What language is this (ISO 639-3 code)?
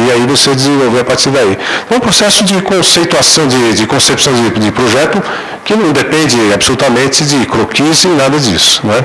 por